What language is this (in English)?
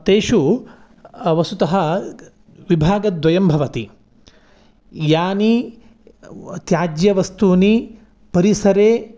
Sanskrit